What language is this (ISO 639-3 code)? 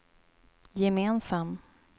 swe